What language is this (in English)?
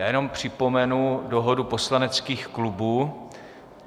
Czech